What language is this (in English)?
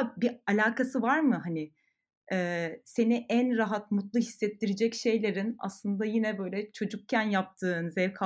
Turkish